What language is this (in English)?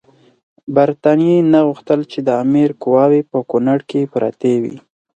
Pashto